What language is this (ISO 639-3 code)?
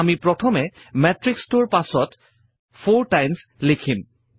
asm